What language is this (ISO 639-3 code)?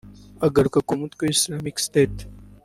kin